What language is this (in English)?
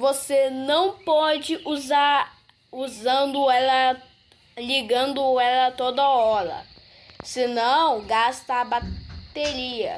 Portuguese